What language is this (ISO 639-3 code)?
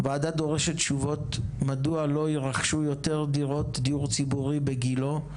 heb